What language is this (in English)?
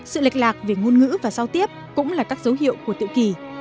Vietnamese